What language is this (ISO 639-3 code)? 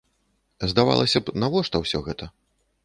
bel